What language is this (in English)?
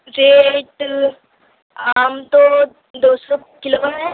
Urdu